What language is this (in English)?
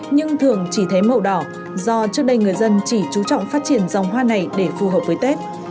Vietnamese